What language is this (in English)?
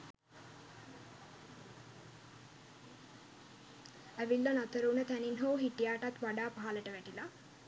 Sinhala